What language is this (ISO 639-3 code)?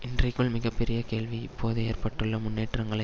tam